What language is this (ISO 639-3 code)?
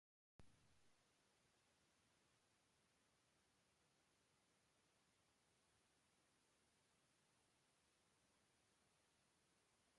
por